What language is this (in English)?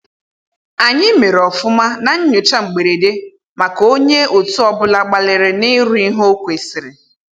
Igbo